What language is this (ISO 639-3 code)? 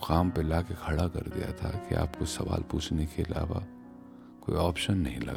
hin